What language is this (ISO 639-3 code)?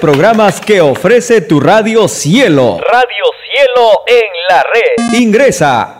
spa